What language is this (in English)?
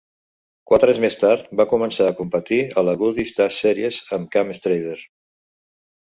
Catalan